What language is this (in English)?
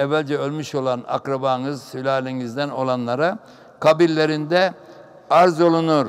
Turkish